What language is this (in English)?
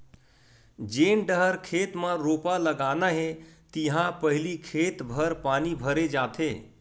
Chhattisgarhi